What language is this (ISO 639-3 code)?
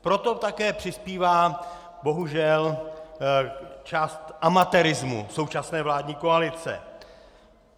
ces